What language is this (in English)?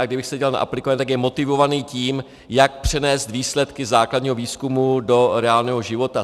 Czech